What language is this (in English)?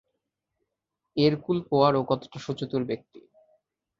Bangla